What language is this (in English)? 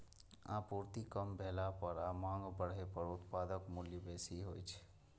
Maithili